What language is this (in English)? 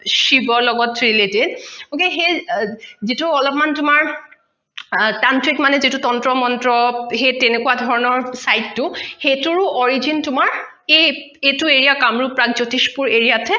Assamese